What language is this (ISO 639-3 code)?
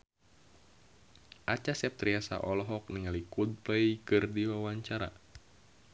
sun